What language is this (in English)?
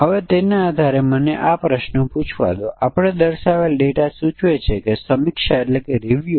Gujarati